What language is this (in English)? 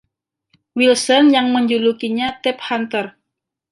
Indonesian